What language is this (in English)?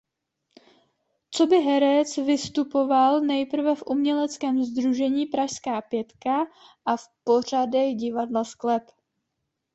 Czech